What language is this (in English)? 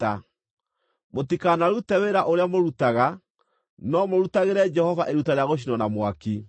Kikuyu